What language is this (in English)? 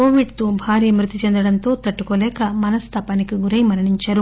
Telugu